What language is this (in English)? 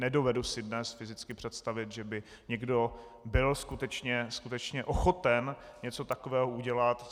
Czech